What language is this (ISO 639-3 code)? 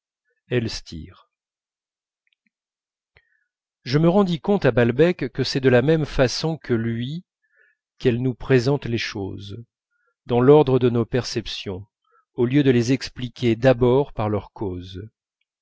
fra